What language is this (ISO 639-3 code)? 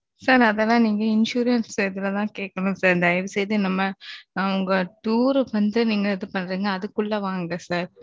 tam